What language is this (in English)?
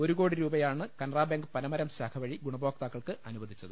Malayalam